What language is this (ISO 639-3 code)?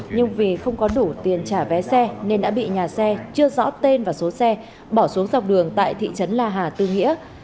vie